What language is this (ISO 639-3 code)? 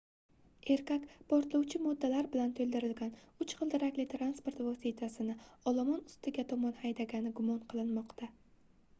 uzb